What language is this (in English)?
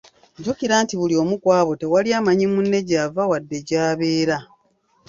Ganda